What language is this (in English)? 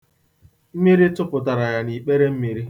Igbo